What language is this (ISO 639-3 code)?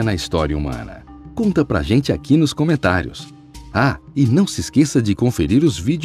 por